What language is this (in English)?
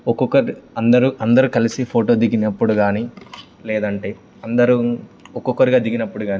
Telugu